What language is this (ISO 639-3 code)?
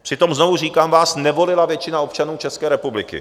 ces